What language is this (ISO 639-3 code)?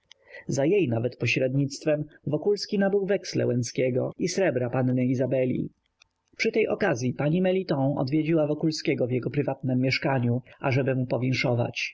pol